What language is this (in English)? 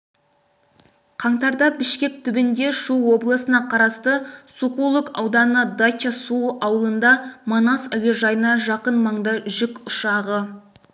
Kazakh